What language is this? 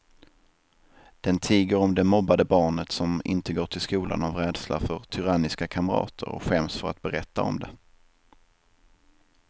Swedish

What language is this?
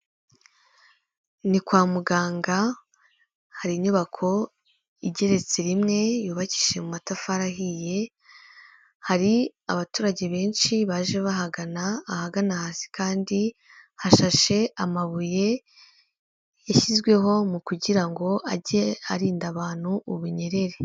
Kinyarwanda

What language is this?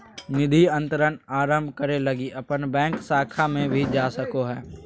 Magahi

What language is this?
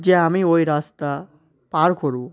Bangla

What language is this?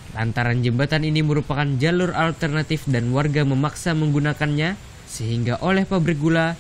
Indonesian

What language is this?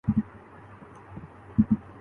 Urdu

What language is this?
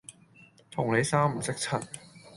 Cantonese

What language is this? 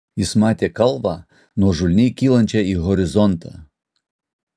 Lithuanian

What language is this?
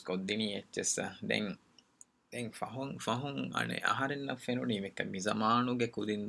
Urdu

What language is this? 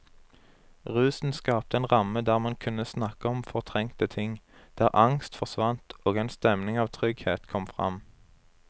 Norwegian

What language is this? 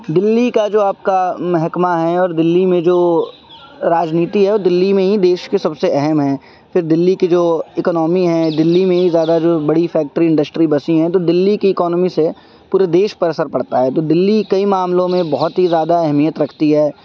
Urdu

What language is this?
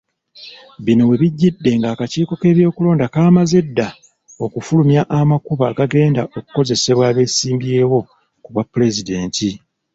Ganda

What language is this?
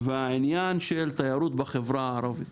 Hebrew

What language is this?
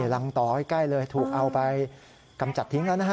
Thai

